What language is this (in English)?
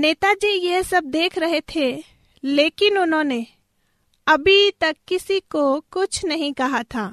Hindi